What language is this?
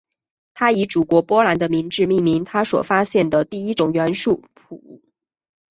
Chinese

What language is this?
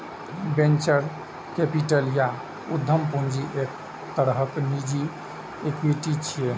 Maithili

